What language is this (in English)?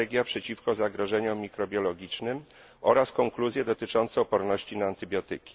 Polish